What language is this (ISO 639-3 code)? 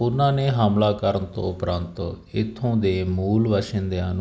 pan